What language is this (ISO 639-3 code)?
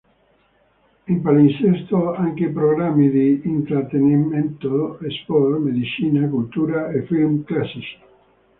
ita